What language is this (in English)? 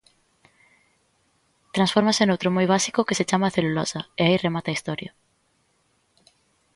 Galician